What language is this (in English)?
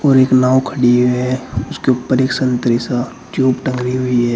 Hindi